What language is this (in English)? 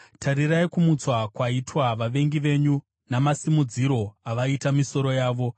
Shona